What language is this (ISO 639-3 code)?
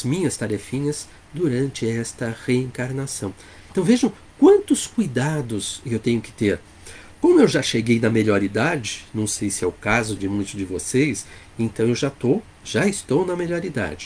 por